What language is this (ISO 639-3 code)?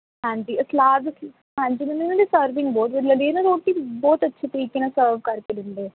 pan